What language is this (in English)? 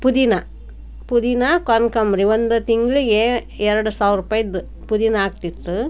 Kannada